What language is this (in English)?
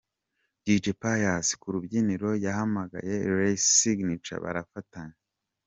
Kinyarwanda